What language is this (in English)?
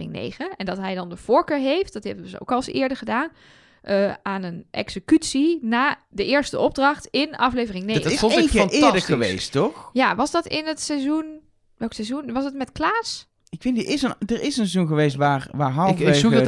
Dutch